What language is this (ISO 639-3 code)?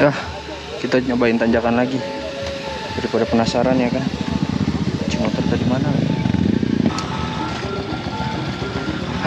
ind